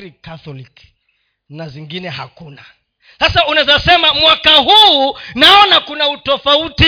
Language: Swahili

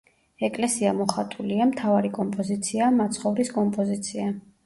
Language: Georgian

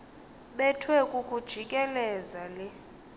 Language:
Xhosa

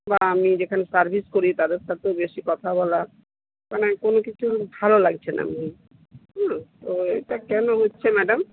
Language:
Bangla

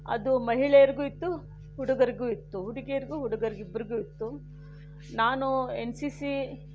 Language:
Kannada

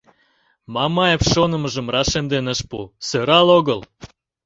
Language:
Mari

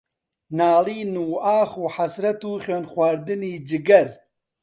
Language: Central Kurdish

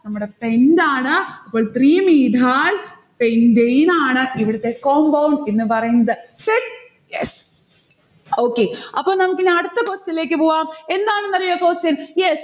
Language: Malayalam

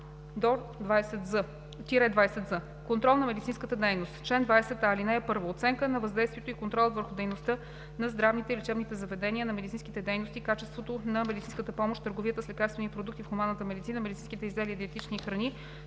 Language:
Bulgarian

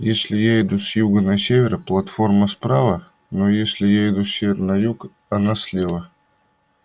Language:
Russian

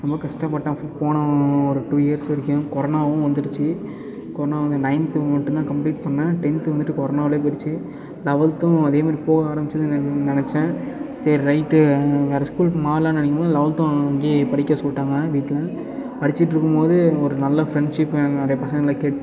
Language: Tamil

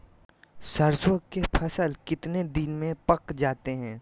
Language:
Magahi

